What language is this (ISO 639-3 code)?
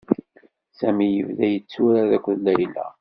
kab